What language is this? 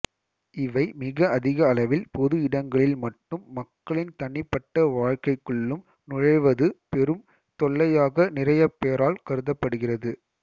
Tamil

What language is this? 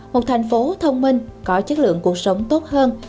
Vietnamese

